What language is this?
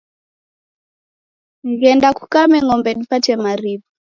Taita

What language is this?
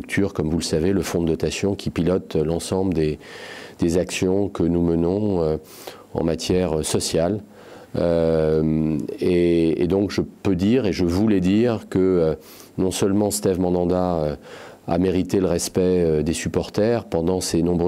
French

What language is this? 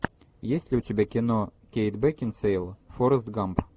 Russian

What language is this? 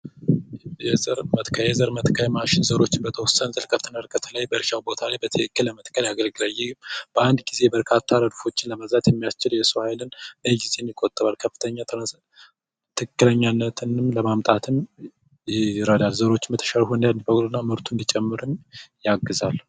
Amharic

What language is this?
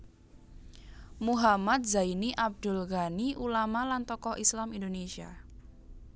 Javanese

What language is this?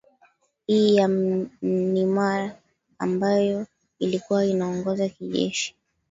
Swahili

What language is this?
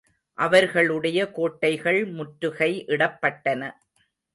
Tamil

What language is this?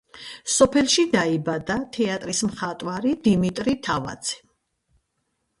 Georgian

